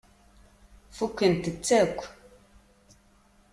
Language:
Kabyle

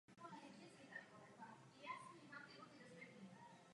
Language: Czech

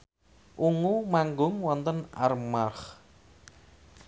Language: Javanese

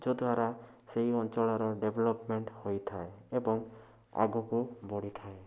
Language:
Odia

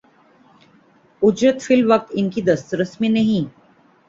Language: Urdu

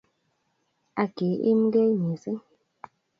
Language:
Kalenjin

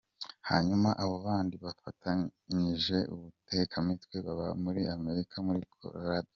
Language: Kinyarwanda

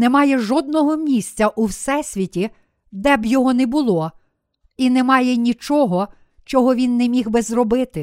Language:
Ukrainian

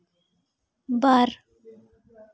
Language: Santali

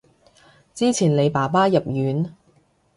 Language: Cantonese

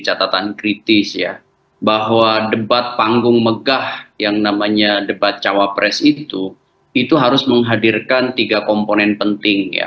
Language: Indonesian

